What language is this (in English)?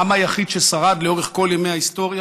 Hebrew